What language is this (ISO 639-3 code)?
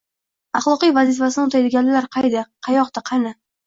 uzb